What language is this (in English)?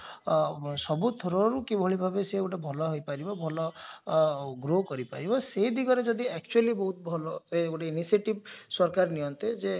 Odia